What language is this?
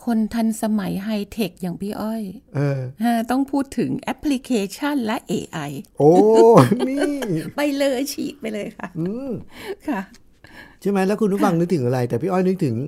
Thai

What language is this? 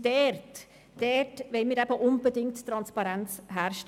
Swiss German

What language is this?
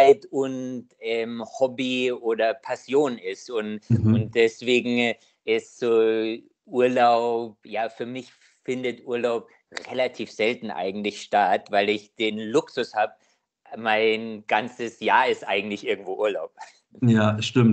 German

